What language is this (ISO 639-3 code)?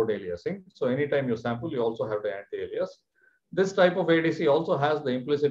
eng